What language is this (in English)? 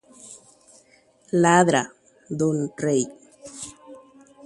Guarani